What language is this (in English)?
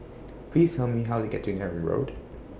English